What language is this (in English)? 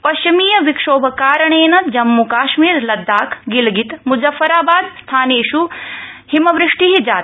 Sanskrit